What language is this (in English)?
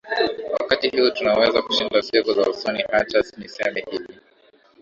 Swahili